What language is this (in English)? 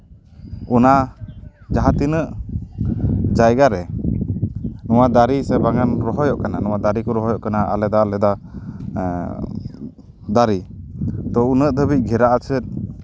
Santali